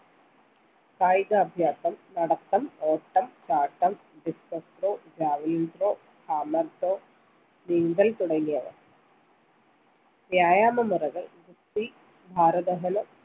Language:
Malayalam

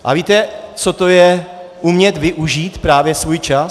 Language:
Czech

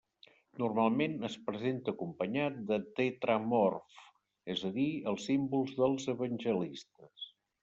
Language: Catalan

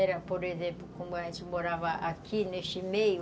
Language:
Portuguese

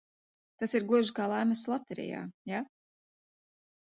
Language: Latvian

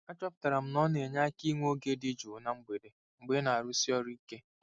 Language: Igbo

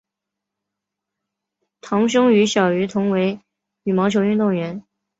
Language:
Chinese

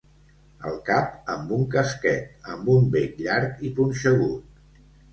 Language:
Catalan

